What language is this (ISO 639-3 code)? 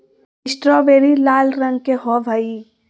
mag